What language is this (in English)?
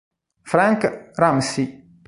Italian